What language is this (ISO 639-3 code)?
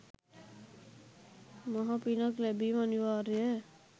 sin